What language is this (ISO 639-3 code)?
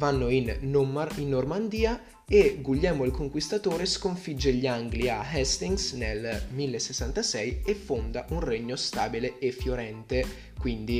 ita